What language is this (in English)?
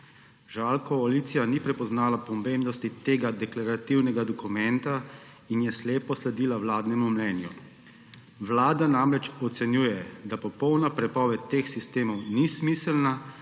Slovenian